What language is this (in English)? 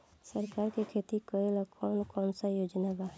Bhojpuri